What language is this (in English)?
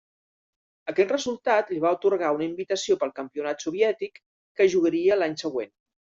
Catalan